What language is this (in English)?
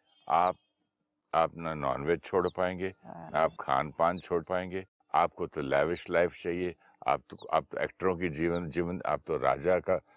Hindi